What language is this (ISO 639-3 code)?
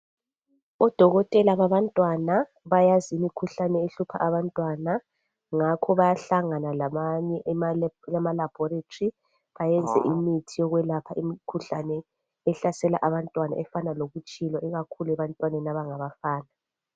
nde